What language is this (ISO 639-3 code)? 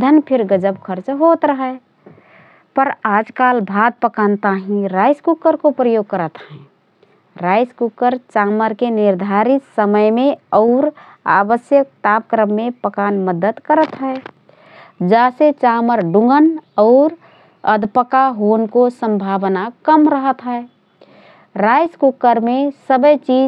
thr